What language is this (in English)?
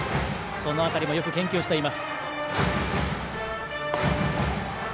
Japanese